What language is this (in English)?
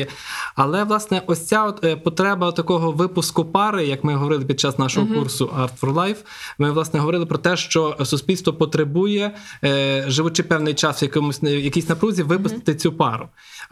Ukrainian